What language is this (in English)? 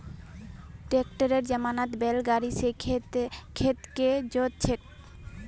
Magahi